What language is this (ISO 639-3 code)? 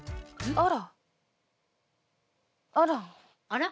jpn